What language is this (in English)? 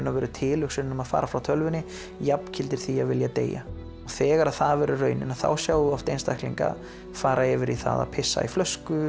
Icelandic